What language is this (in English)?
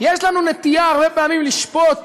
Hebrew